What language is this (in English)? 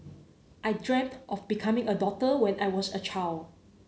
English